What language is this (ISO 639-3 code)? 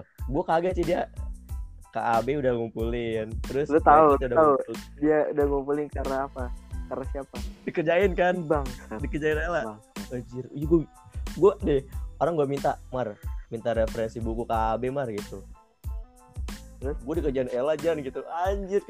ind